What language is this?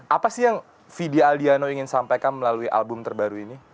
Indonesian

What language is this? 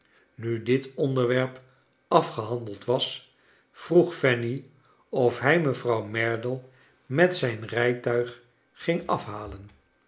Dutch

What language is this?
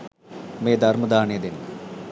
Sinhala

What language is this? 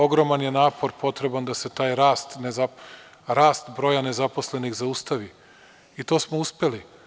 Serbian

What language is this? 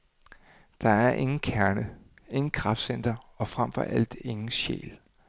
Danish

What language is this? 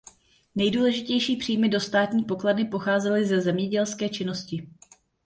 Czech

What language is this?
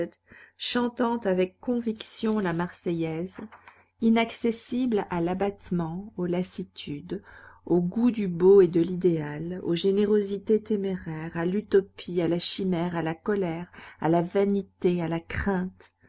French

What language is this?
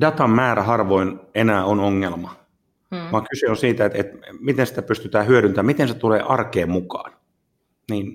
Finnish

